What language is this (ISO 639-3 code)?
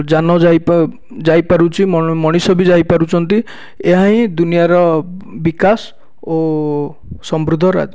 ori